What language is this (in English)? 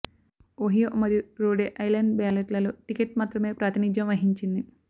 Telugu